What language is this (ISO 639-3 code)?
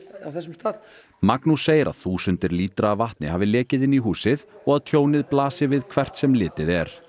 isl